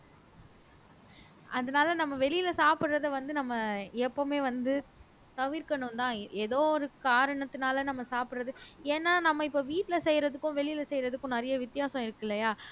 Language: Tamil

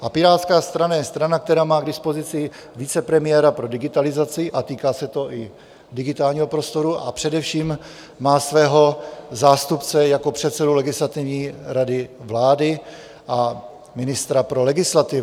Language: Czech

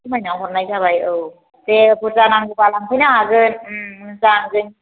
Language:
Bodo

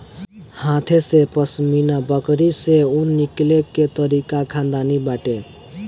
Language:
Bhojpuri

